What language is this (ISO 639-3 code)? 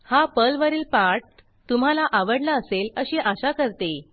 mar